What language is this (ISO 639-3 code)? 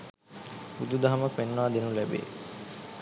sin